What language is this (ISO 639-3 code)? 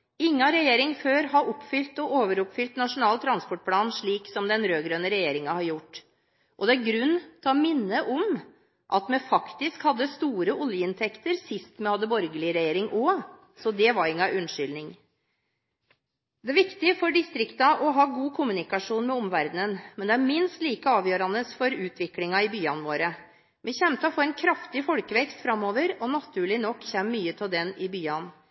nob